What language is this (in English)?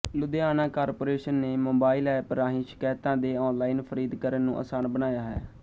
Punjabi